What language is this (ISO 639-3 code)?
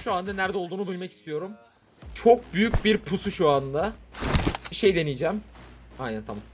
tur